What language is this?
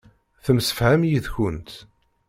Kabyle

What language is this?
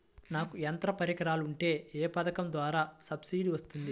Telugu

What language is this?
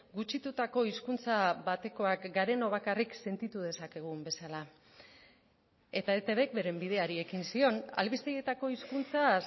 Basque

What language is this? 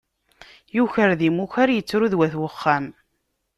Kabyle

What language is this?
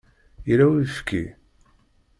Kabyle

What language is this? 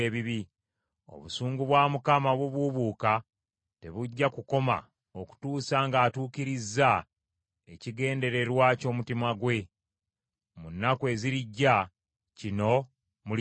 Ganda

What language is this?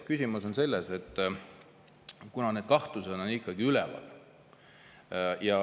Estonian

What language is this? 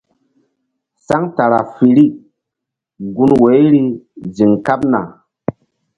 Mbum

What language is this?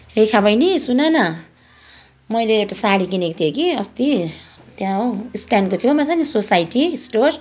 Nepali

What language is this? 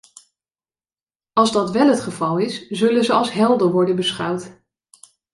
Dutch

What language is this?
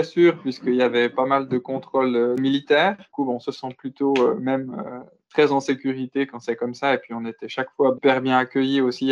French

